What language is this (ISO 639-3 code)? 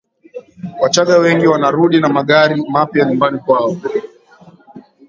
swa